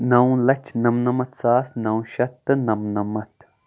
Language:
Kashmiri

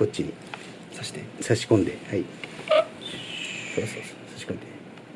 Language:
Japanese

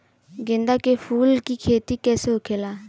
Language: Bhojpuri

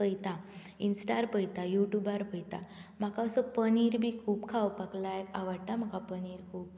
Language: Konkani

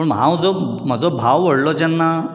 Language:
Konkani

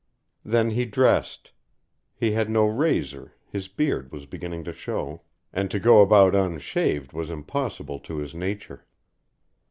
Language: English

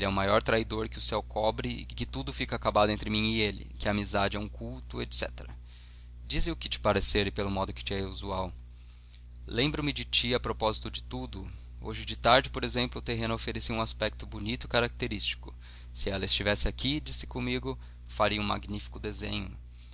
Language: Portuguese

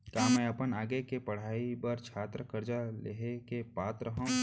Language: Chhattisgarhi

